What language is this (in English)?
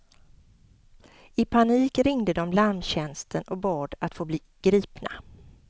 Swedish